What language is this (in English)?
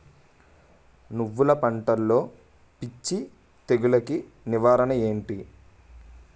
Telugu